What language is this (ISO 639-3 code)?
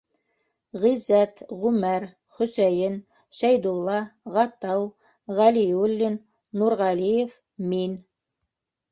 bak